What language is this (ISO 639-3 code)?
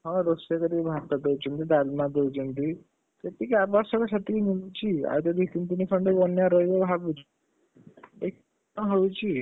ori